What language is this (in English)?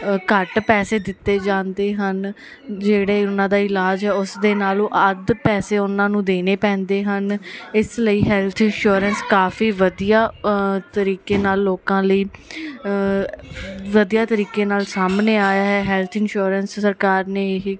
Punjabi